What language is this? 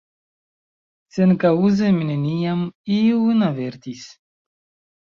Esperanto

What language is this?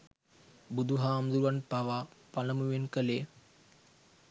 Sinhala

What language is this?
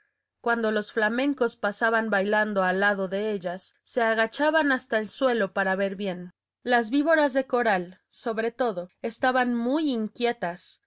Spanish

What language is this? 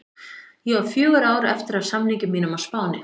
Icelandic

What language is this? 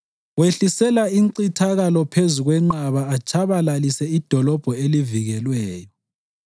North Ndebele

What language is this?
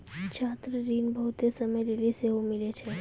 Maithili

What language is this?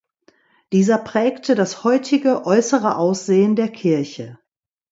German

